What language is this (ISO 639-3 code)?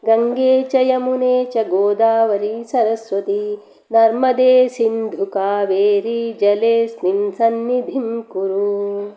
san